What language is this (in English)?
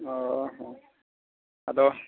Santali